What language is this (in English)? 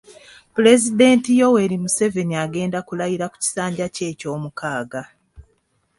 Ganda